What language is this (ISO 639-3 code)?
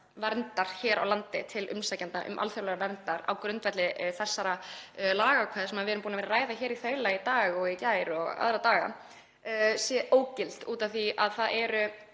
isl